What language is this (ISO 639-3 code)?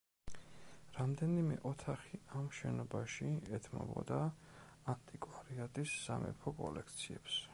kat